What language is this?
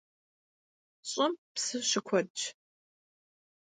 Kabardian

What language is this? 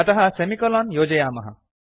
Sanskrit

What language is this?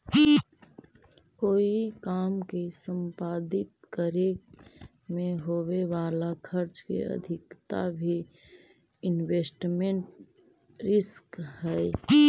Magahi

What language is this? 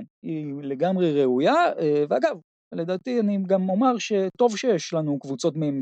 Hebrew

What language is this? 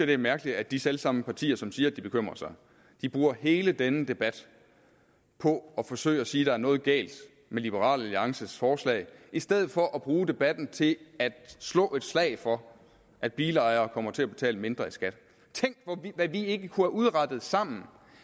Danish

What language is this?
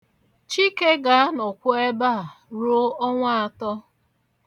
Igbo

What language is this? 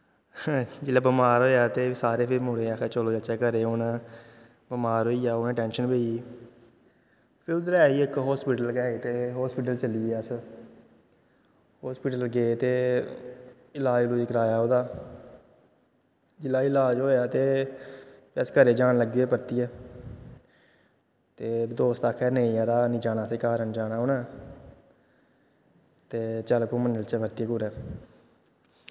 Dogri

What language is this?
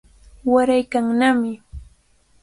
Cajatambo North Lima Quechua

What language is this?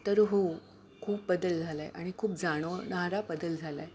Marathi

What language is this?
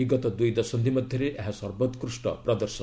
Odia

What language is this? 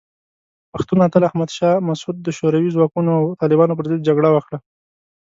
Pashto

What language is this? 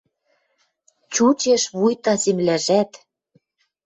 Western Mari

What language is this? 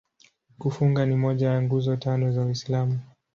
Swahili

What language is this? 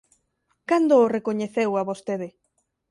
Galician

